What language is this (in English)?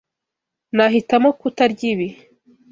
Kinyarwanda